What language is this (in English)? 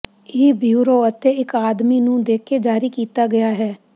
Punjabi